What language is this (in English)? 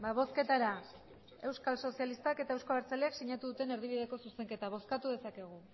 Basque